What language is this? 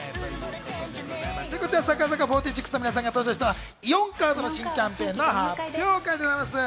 Japanese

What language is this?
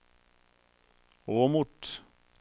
Norwegian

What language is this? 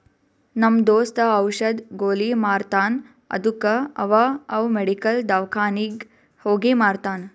Kannada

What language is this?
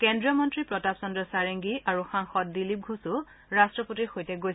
Assamese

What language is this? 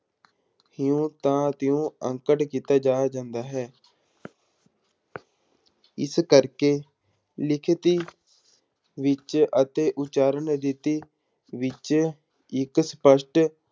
Punjabi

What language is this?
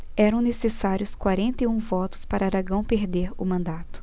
Portuguese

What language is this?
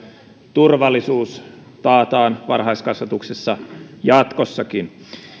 Finnish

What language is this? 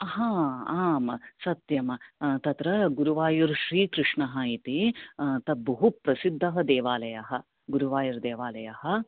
Sanskrit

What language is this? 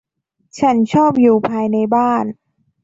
Thai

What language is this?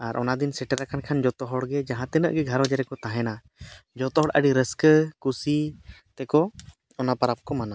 Santali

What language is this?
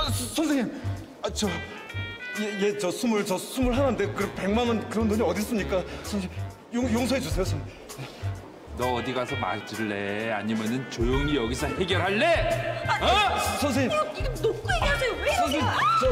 Korean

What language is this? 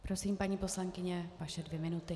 Czech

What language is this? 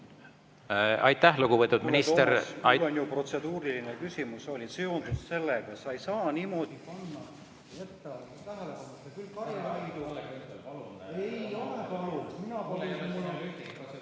Estonian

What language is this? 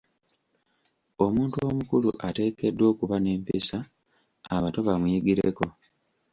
Ganda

